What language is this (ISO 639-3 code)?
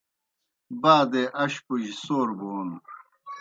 plk